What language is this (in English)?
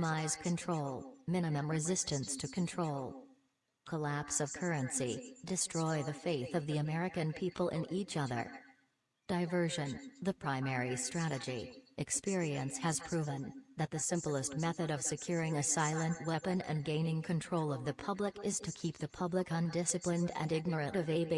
English